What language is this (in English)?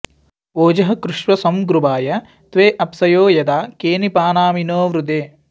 Sanskrit